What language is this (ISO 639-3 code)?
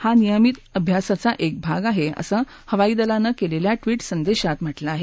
mar